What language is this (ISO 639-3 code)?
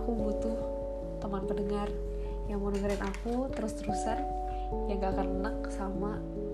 ind